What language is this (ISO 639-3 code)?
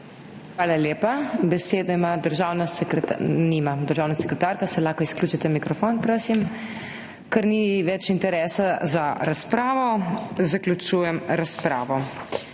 slv